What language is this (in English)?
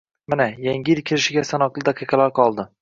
Uzbek